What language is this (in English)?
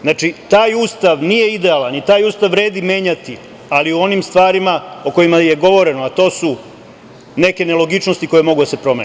Serbian